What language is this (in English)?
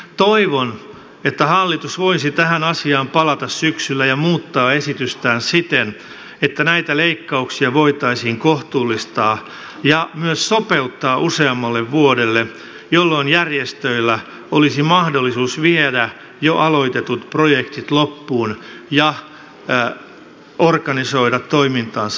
Finnish